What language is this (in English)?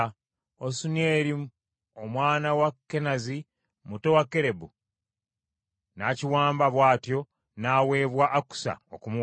Ganda